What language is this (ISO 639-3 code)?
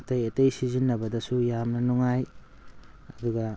mni